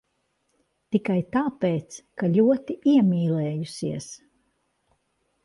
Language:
Latvian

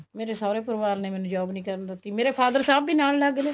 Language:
Punjabi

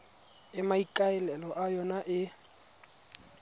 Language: Tswana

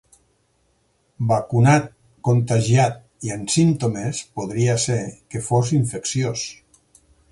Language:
Catalan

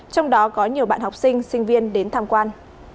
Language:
Vietnamese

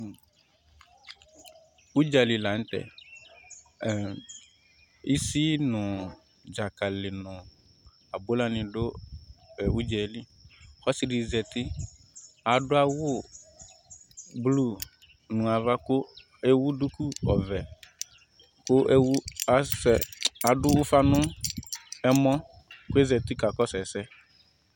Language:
Ikposo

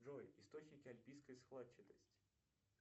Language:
Russian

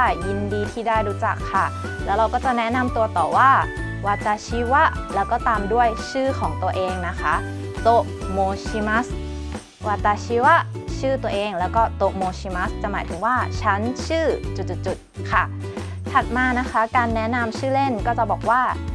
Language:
Thai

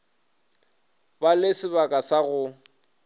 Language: Northern Sotho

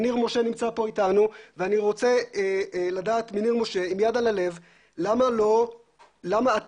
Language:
Hebrew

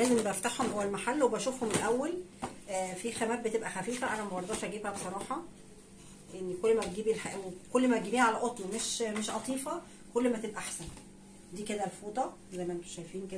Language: Arabic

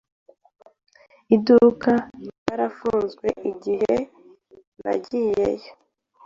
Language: Kinyarwanda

